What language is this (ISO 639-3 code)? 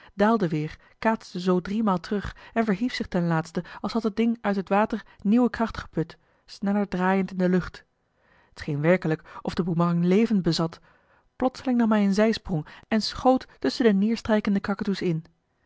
nld